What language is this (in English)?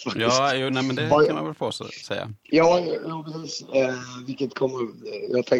Swedish